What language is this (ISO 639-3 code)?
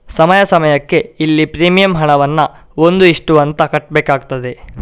kan